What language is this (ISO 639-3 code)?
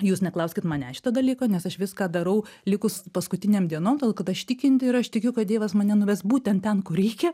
lit